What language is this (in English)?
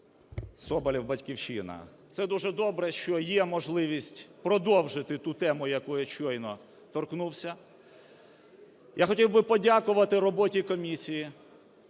Ukrainian